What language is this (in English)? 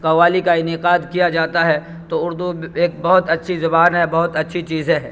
Urdu